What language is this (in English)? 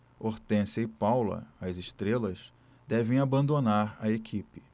Portuguese